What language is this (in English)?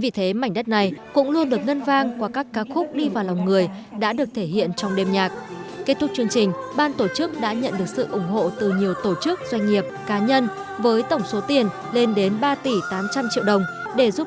Vietnamese